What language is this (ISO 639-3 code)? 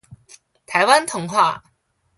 zho